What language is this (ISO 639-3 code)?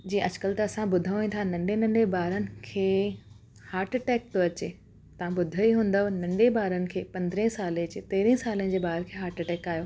snd